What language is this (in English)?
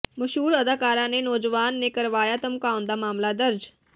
Punjabi